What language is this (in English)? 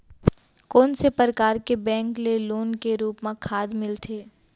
Chhattisgarhi